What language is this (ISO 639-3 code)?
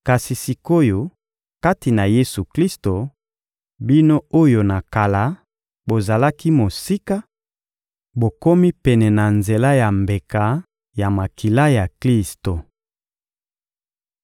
lin